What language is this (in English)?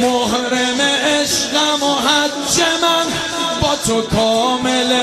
Persian